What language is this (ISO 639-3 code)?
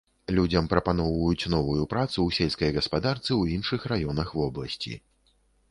bel